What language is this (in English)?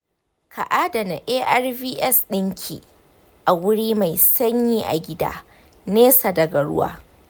Hausa